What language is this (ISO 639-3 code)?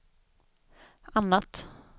swe